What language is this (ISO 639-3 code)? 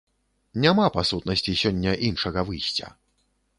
bel